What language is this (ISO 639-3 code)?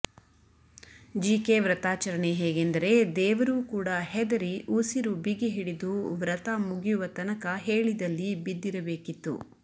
kan